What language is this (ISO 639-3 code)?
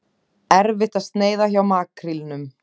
isl